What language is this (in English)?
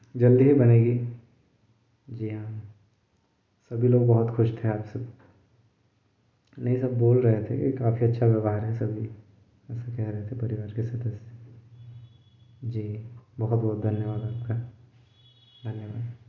Hindi